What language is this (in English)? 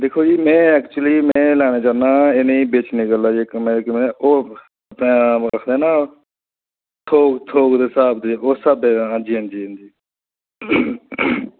Dogri